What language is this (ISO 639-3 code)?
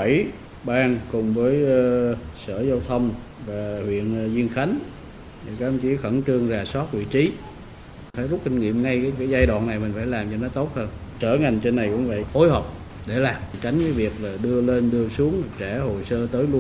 vie